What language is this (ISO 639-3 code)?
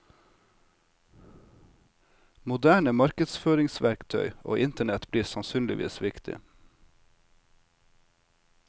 nor